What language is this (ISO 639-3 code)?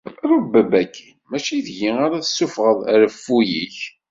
kab